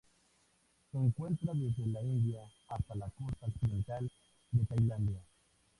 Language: Spanish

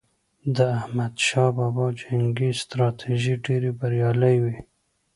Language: Pashto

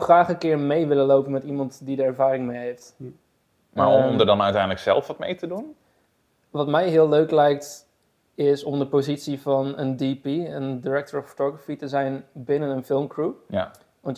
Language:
Dutch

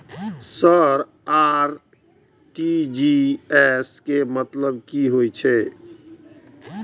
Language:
Maithili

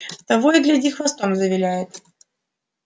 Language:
Russian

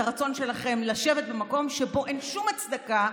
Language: Hebrew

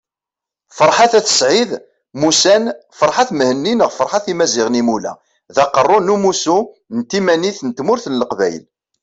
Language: Kabyle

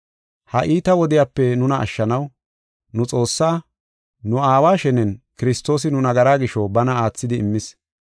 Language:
Gofa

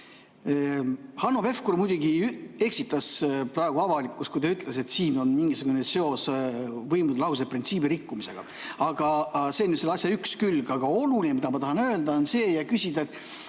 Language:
Estonian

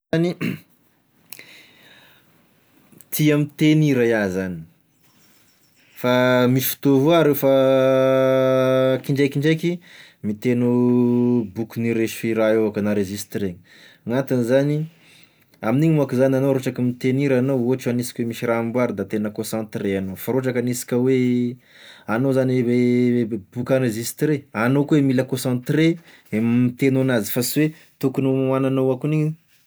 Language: Tesaka Malagasy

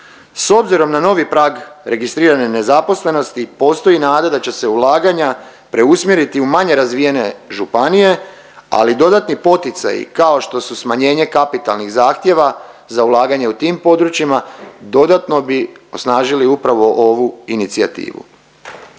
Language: Croatian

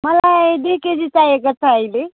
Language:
Nepali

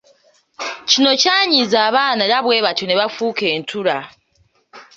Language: Ganda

